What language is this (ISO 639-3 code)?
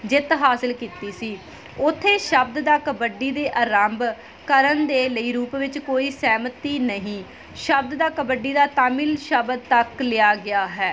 pan